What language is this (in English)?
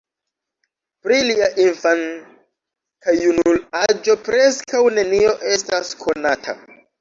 Esperanto